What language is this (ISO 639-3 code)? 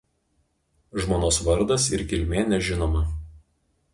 lit